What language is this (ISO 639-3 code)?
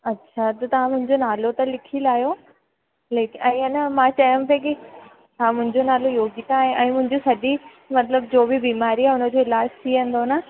snd